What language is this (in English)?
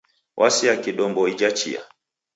Taita